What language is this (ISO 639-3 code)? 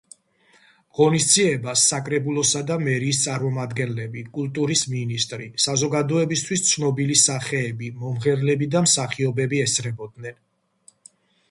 kat